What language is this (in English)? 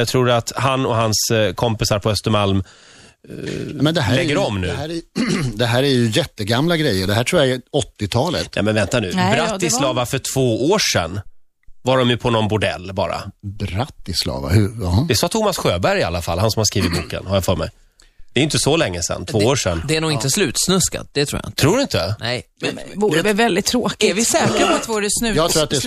Swedish